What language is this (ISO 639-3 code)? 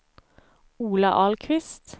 swe